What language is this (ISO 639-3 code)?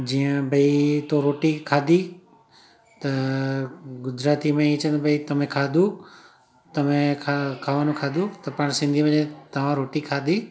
snd